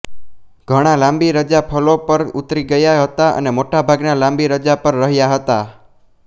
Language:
Gujarati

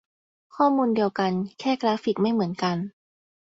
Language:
Thai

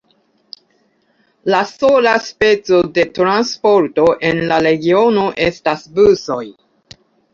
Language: Esperanto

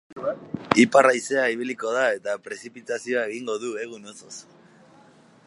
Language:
Basque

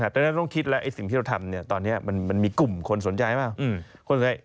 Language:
Thai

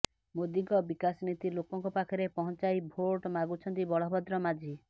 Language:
Odia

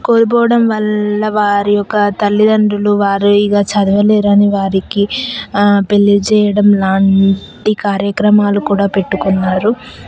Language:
Telugu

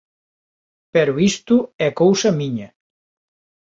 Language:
Galician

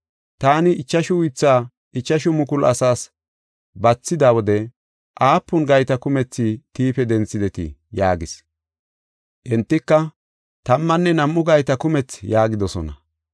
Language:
Gofa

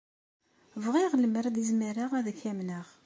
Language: Kabyle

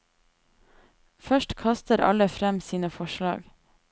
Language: Norwegian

